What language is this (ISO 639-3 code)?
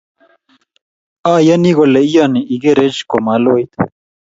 kln